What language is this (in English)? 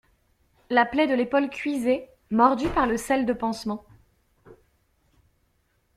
French